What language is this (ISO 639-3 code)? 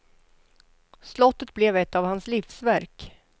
swe